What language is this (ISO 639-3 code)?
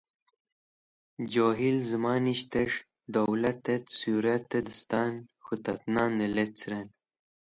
wbl